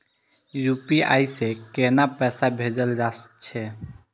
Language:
Maithili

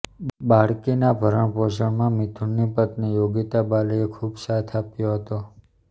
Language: Gujarati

